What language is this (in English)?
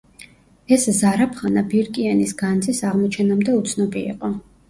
Georgian